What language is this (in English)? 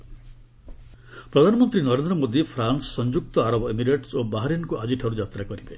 Odia